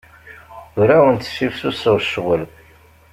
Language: Kabyle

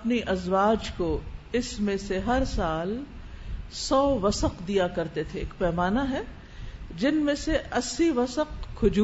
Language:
Urdu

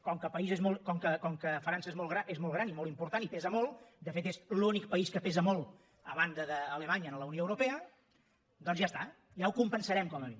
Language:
Catalan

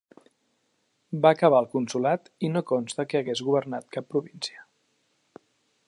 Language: Catalan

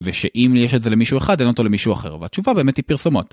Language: Hebrew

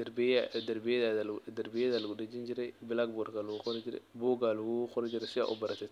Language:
Somali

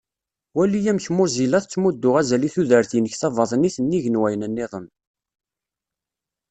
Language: Kabyle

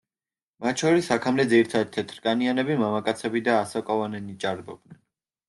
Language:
Georgian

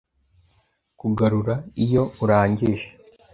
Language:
Kinyarwanda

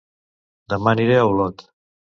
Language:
Catalan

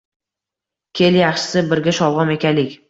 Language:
Uzbek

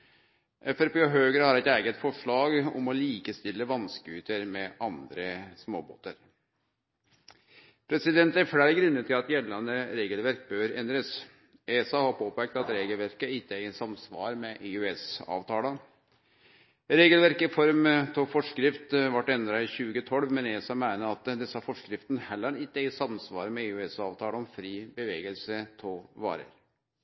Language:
Norwegian Nynorsk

